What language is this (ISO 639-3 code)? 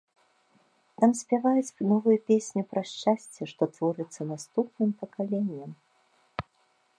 bel